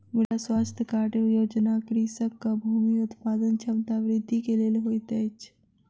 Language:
Maithili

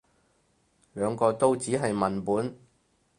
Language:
Cantonese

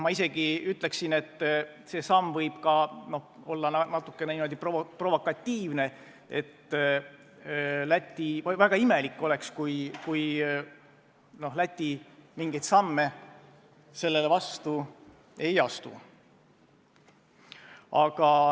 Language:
Estonian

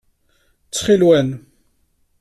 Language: Kabyle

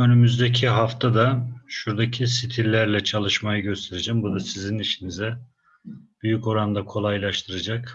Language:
Turkish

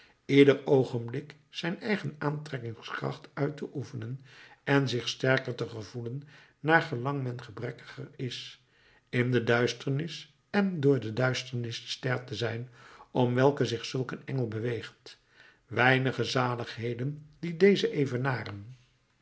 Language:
Dutch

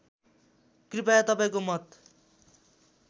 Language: Nepali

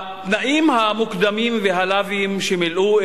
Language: Hebrew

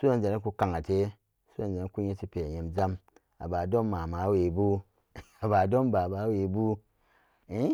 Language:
Samba Daka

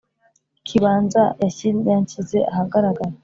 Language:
Kinyarwanda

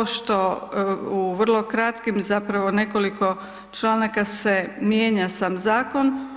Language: Croatian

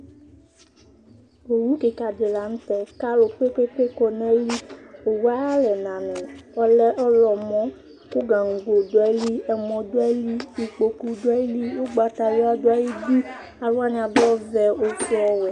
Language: Ikposo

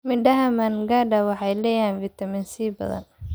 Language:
Somali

